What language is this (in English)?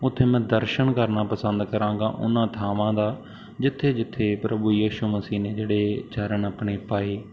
Punjabi